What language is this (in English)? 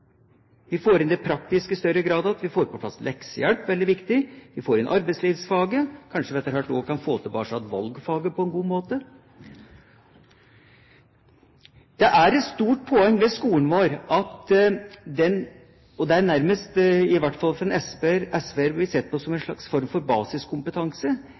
Norwegian Bokmål